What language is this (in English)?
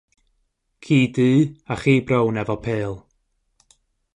Welsh